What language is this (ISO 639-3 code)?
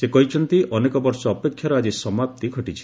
ori